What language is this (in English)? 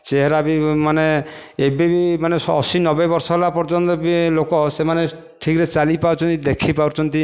Odia